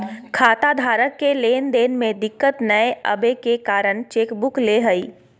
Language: Magahi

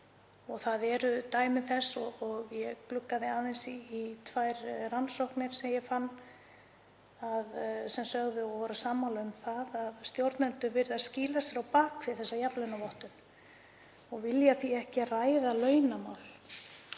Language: Icelandic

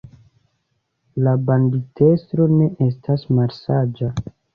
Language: Esperanto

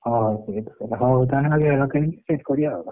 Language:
Odia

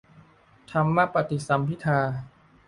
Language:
Thai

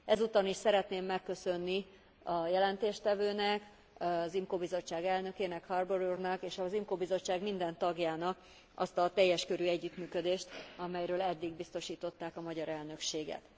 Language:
Hungarian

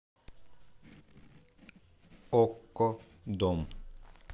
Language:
Russian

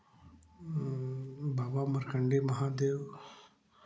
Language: Hindi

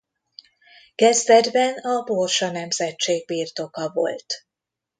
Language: Hungarian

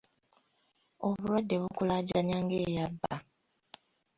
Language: Ganda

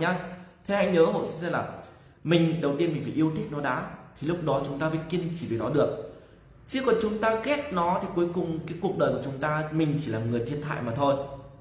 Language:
Vietnamese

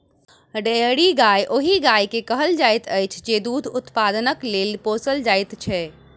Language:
Maithili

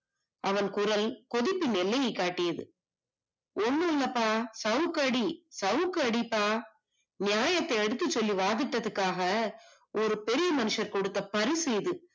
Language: Tamil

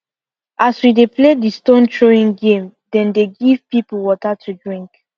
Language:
Nigerian Pidgin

